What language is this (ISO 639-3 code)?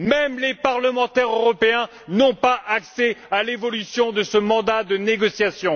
fra